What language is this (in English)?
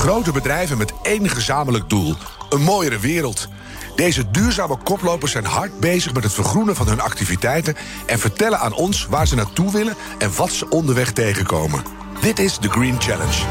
Dutch